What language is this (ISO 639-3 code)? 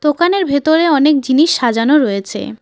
ben